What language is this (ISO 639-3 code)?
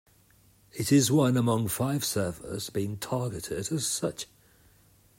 eng